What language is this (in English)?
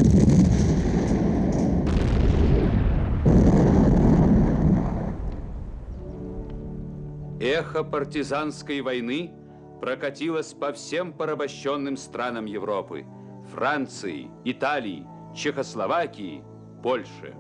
Russian